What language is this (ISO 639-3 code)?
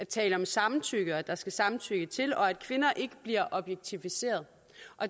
dan